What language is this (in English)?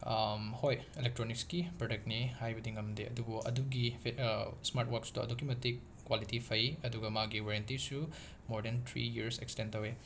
Manipuri